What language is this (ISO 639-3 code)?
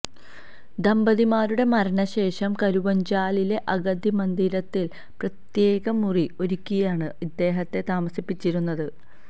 mal